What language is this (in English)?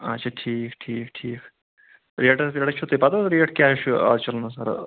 Kashmiri